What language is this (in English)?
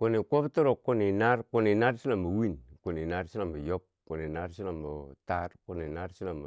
Bangwinji